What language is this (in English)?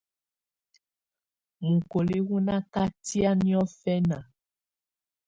Tunen